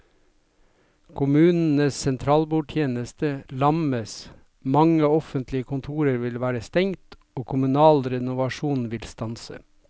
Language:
Norwegian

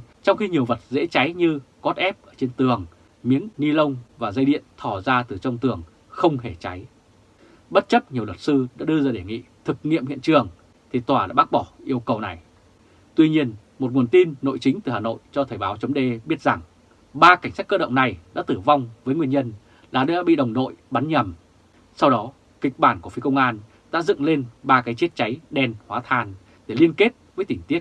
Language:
Vietnamese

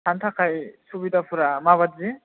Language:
Bodo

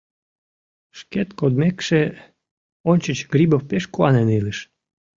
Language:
Mari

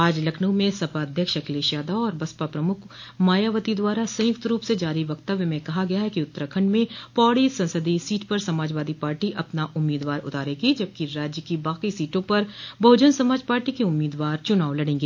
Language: Hindi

